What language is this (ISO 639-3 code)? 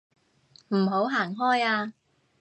yue